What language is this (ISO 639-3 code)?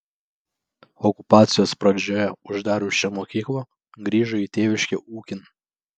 lit